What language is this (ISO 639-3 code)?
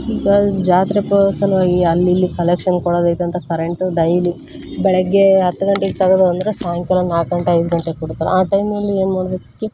kan